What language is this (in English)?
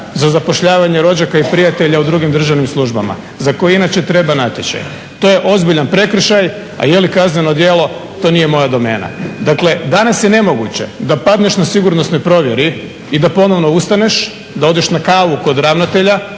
Croatian